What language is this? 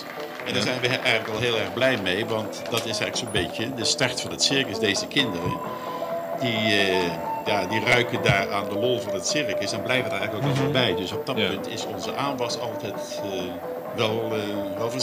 Dutch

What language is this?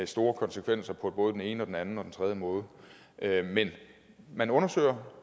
Danish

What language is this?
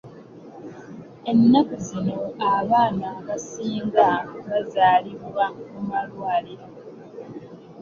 Ganda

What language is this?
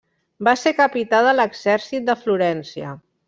Catalan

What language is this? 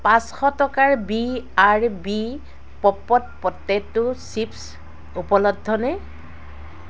Assamese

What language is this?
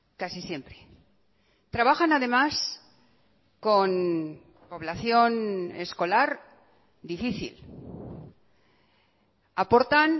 Spanish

